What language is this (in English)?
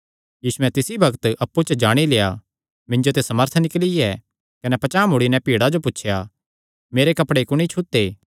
Kangri